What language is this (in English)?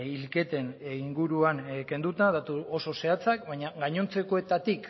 Basque